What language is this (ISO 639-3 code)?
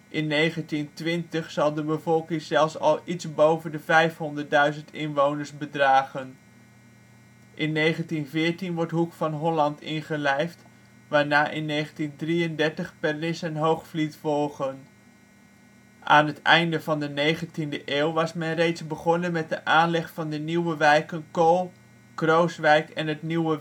nld